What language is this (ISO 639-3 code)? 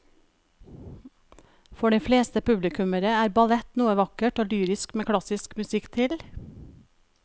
nor